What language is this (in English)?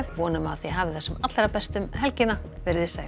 Icelandic